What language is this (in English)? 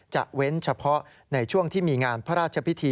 Thai